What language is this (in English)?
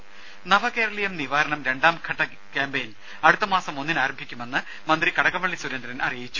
Malayalam